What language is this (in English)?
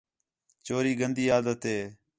Khetrani